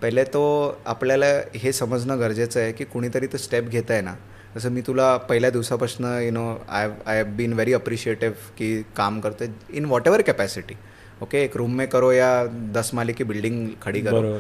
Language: Marathi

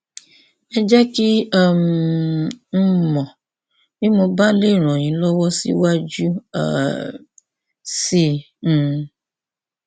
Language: Yoruba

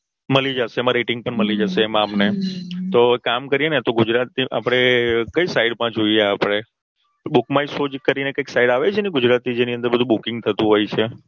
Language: Gujarati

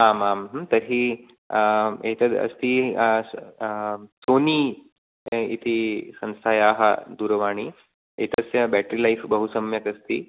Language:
Sanskrit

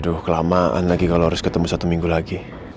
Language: Indonesian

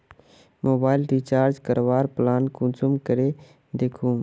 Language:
Magahi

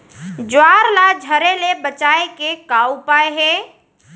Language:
Chhattisgarhi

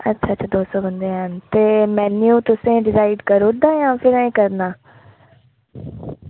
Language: Dogri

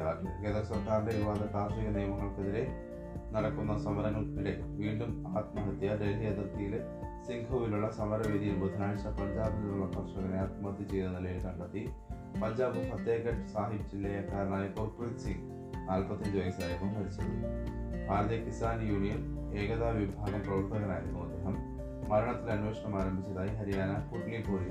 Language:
Malayalam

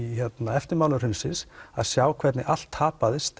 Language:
Icelandic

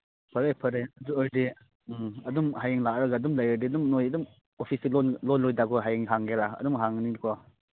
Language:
Manipuri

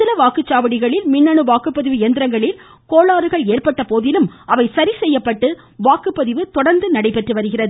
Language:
Tamil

